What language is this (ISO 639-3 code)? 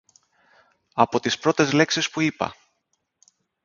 ell